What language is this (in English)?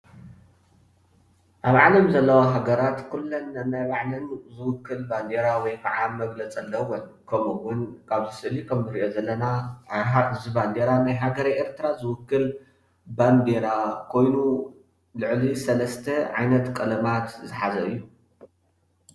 Tigrinya